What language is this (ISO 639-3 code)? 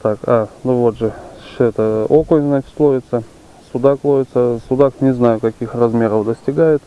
rus